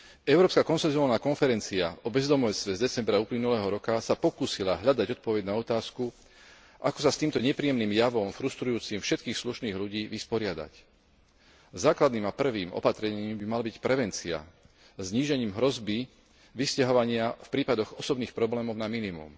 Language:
Slovak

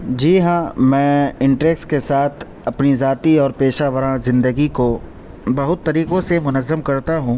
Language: Urdu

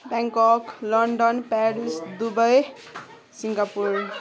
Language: Nepali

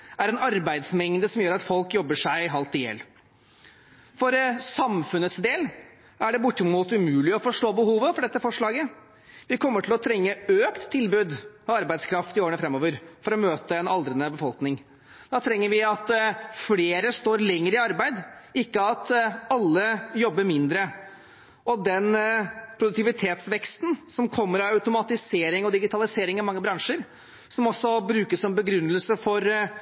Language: Norwegian Bokmål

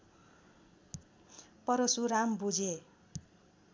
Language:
Nepali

